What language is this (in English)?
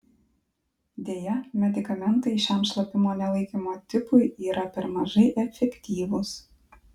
Lithuanian